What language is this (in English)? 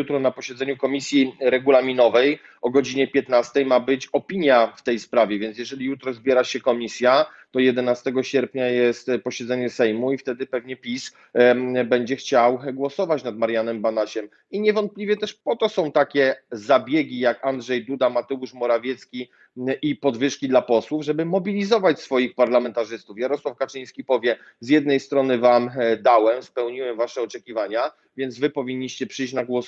Polish